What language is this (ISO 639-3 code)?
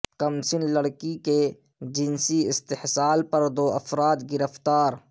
urd